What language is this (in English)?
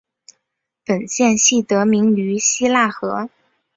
Chinese